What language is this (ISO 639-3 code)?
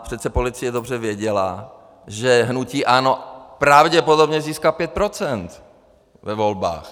ces